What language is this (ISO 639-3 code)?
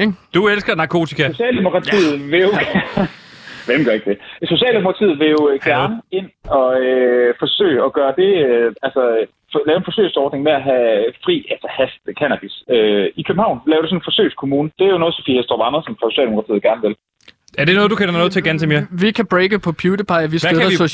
dan